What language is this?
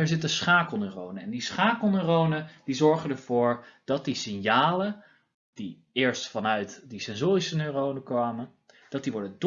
Dutch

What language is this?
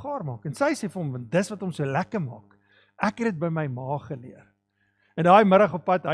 Dutch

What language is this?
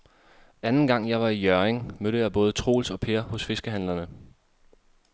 Danish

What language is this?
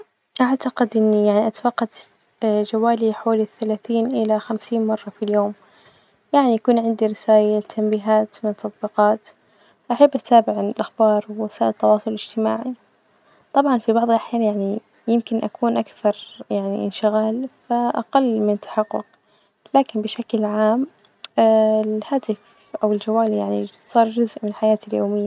Najdi Arabic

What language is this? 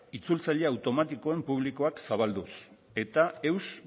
Basque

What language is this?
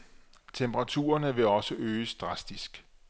Danish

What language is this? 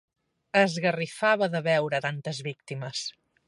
Catalan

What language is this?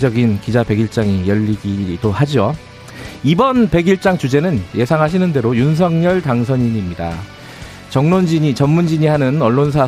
Korean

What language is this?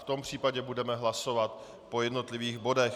Czech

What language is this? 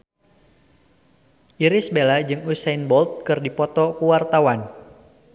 Sundanese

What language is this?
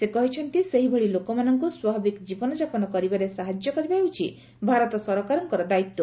Odia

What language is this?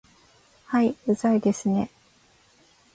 Japanese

